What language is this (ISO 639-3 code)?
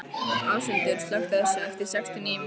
isl